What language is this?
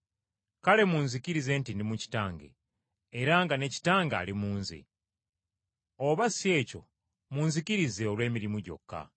Ganda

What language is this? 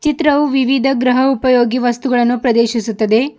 Kannada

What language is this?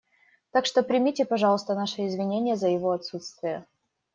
Russian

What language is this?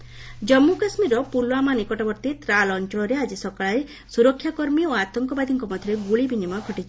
Odia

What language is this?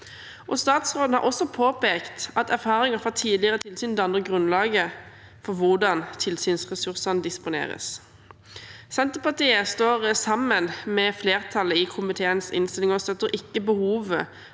Norwegian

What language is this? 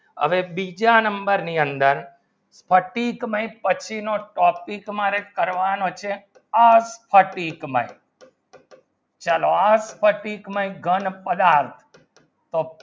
Gujarati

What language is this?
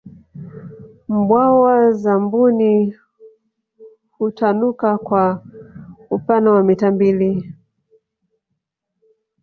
Swahili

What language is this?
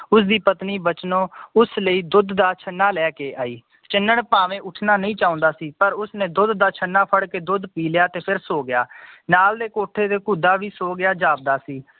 Punjabi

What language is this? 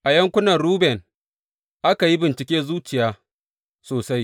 Hausa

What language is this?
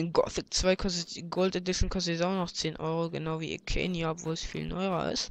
German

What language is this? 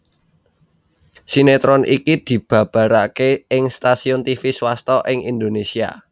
Javanese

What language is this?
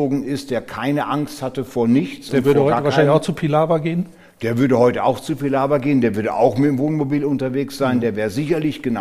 German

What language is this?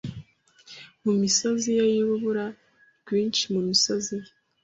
Kinyarwanda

